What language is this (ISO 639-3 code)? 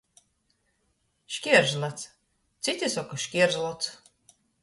ltg